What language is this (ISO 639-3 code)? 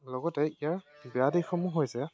asm